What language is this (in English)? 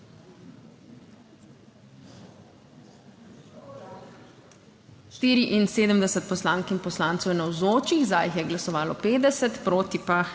Slovenian